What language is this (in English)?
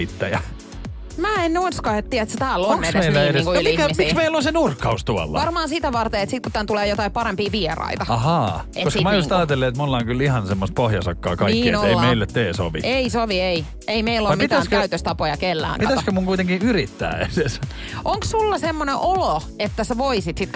Finnish